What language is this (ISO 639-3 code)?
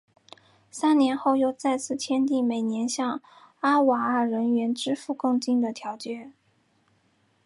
zho